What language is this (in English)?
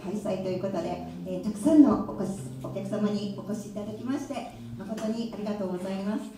Japanese